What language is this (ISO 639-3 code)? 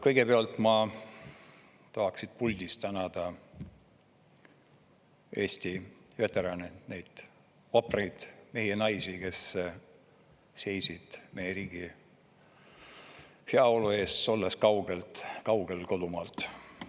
est